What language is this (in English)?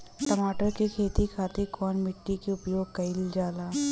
Bhojpuri